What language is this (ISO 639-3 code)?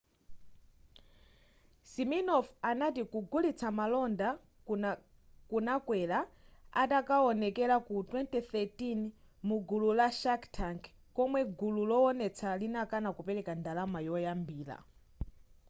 nya